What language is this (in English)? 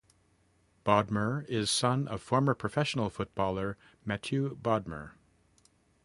English